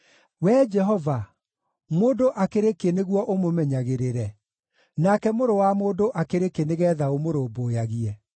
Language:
Kikuyu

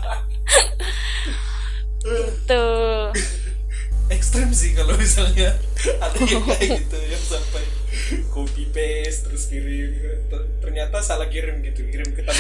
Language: Indonesian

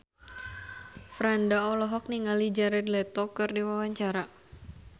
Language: Sundanese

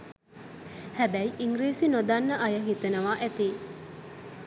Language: Sinhala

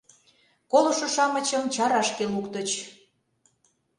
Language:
Mari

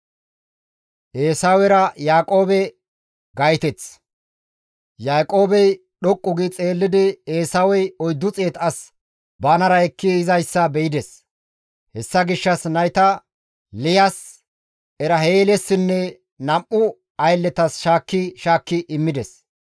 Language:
Gamo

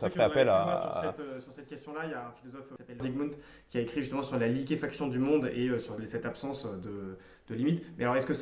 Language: French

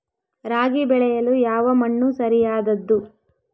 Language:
Kannada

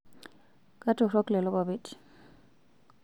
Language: Masai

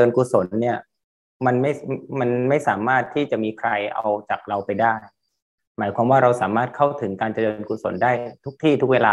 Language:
Thai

